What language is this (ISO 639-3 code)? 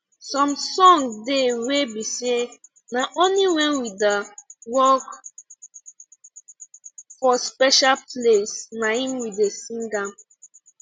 pcm